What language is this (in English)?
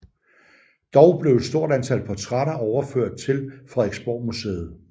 Danish